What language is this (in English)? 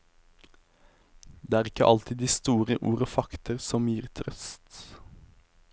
Norwegian